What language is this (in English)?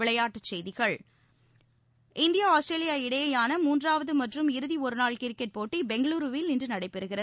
Tamil